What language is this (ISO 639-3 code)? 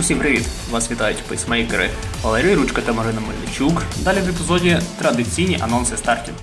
ukr